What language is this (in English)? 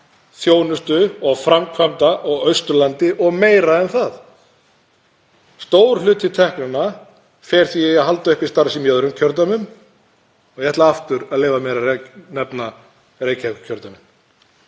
Icelandic